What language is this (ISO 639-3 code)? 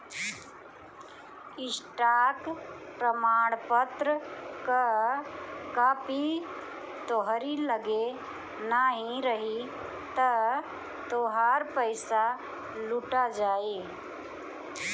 bho